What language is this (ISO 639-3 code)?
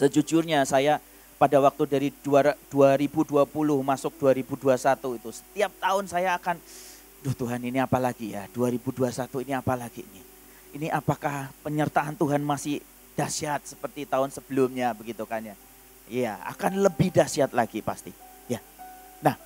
ind